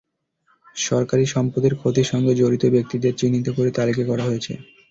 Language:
Bangla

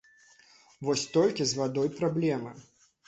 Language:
Belarusian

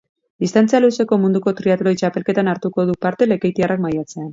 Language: Basque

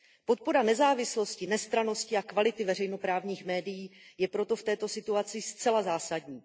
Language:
Czech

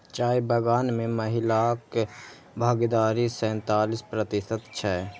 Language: Maithili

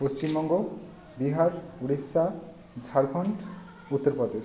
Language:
Bangla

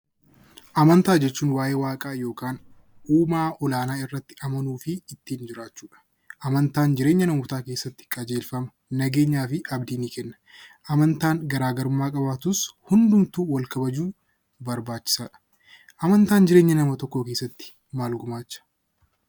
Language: Oromo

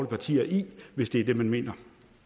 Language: Danish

